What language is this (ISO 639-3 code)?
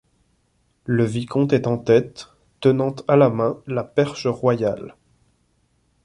fra